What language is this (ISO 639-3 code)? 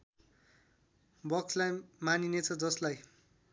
nep